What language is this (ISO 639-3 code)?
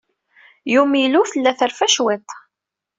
kab